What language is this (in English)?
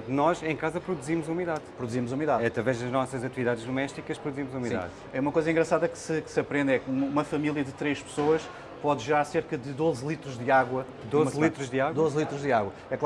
Portuguese